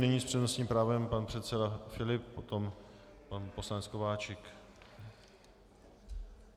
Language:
Czech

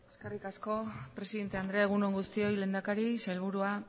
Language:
Basque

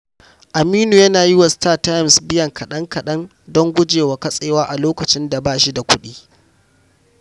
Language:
Hausa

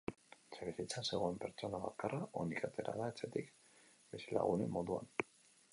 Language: Basque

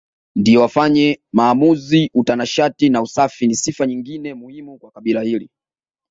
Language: Swahili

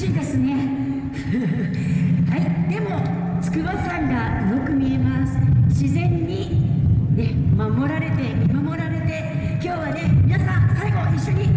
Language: Japanese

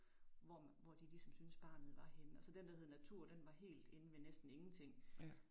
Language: Danish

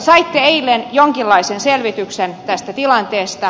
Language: Finnish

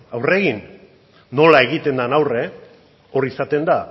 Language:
Basque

